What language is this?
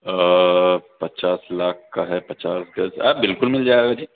Urdu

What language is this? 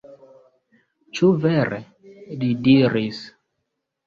Esperanto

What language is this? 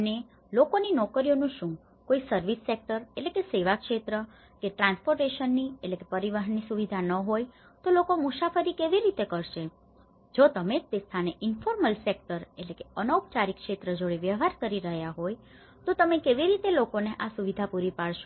Gujarati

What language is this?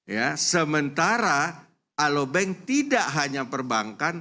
Indonesian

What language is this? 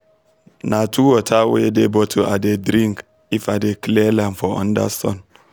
Nigerian Pidgin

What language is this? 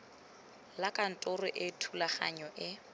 Tswana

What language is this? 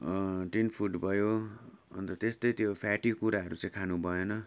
Nepali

